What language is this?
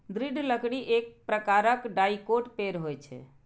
Maithili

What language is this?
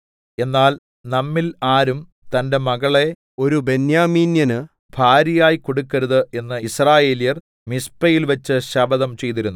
Malayalam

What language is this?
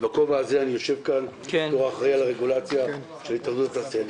Hebrew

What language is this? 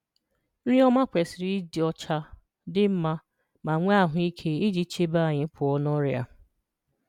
Igbo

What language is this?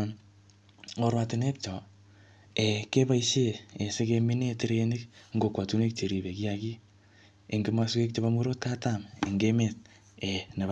Kalenjin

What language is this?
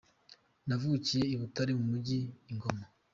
Kinyarwanda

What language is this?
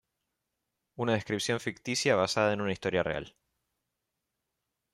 Spanish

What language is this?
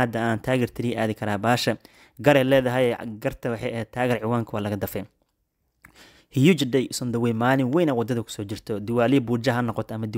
Arabic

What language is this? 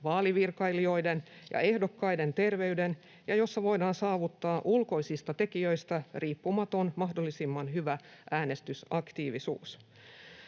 Finnish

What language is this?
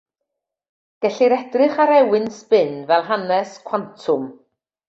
Welsh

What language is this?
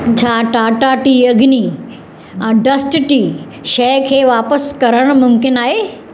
Sindhi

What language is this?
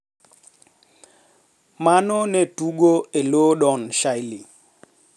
Luo (Kenya and Tanzania)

